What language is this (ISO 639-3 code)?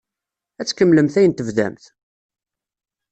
kab